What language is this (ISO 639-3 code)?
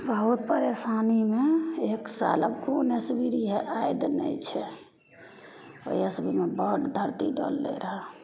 mai